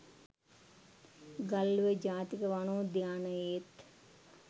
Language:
Sinhala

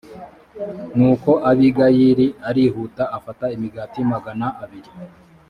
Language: Kinyarwanda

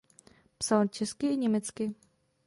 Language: Czech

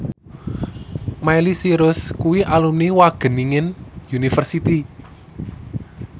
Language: Javanese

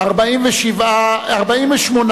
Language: Hebrew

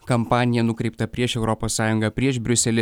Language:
Lithuanian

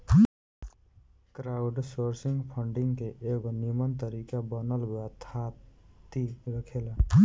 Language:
Bhojpuri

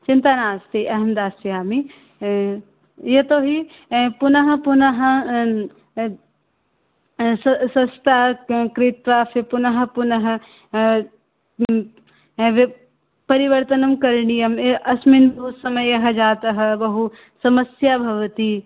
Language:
Sanskrit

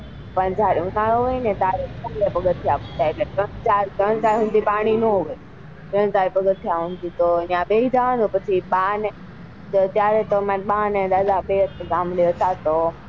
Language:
Gujarati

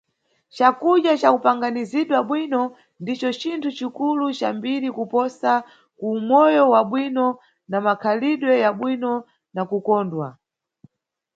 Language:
Nyungwe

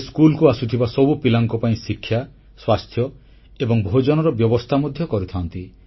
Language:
Odia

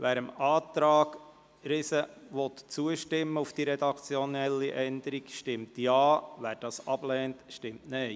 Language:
Swiss German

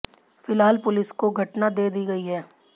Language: Hindi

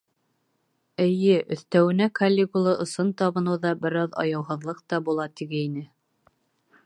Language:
Bashkir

